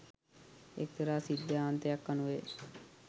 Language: Sinhala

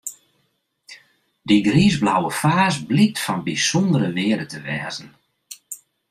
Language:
Western Frisian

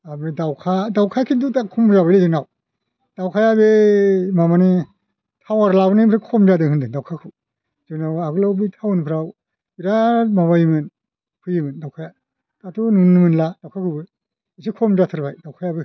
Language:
Bodo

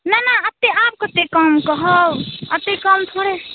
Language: Maithili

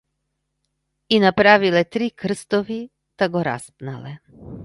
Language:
Macedonian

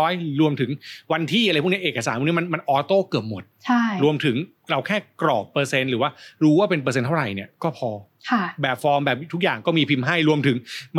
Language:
Thai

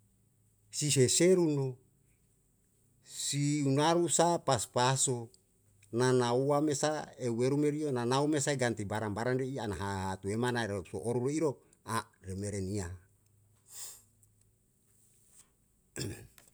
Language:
Yalahatan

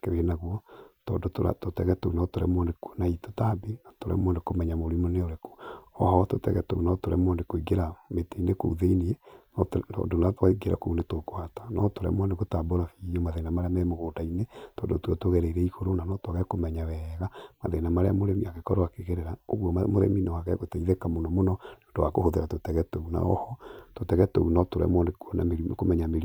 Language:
Kikuyu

